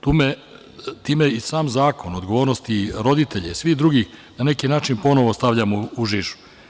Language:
Serbian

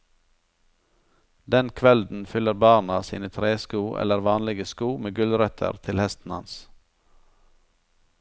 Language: Norwegian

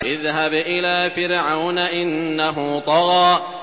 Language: Arabic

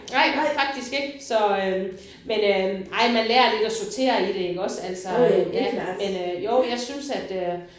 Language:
Danish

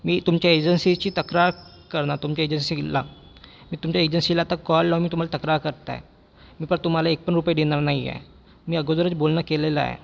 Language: Marathi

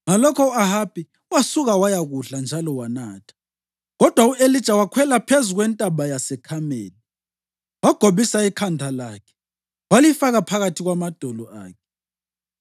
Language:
North Ndebele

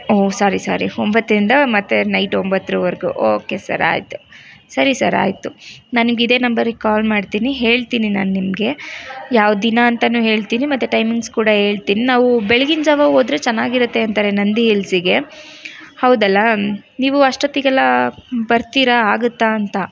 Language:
Kannada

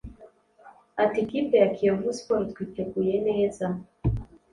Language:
Kinyarwanda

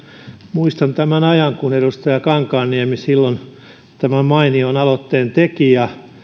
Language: Finnish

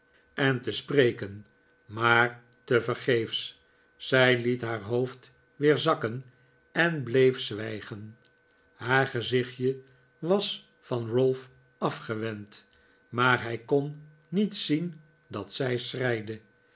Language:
Dutch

